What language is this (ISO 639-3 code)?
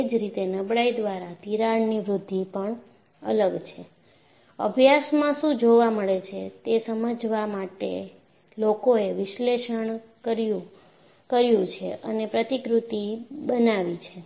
guj